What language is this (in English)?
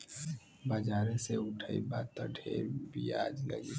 Bhojpuri